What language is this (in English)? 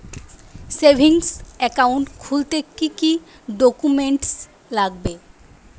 Bangla